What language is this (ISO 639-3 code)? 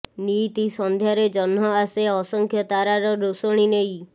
ori